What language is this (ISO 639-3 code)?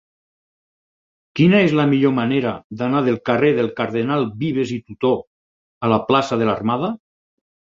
cat